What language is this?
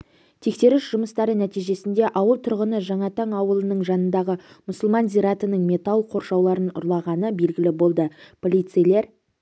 Kazakh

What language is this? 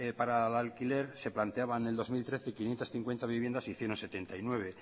Spanish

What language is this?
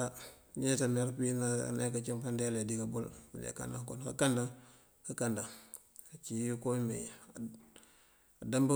Mandjak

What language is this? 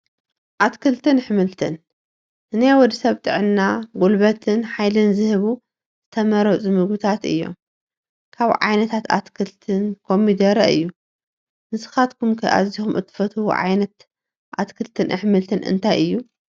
Tigrinya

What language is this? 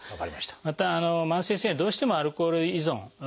Japanese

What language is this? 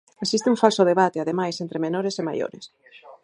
Galician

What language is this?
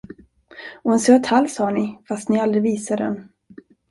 Swedish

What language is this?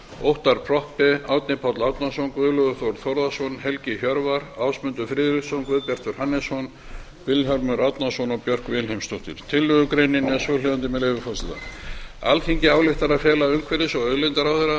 Icelandic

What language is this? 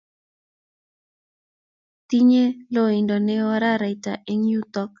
Kalenjin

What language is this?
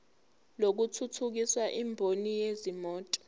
Zulu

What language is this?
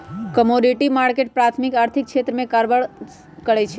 Magahi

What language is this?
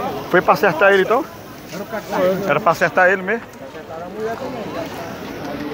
Portuguese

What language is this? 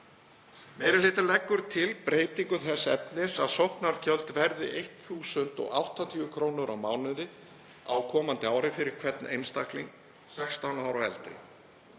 Icelandic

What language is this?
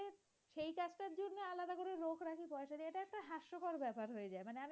Bangla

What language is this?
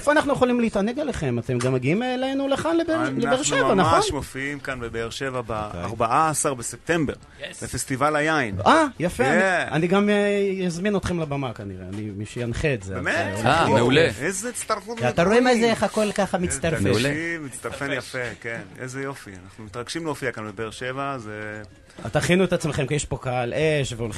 Hebrew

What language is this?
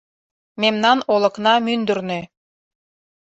Mari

